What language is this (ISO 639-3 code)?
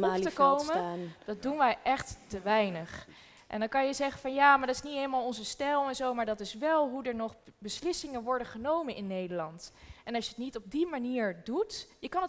nld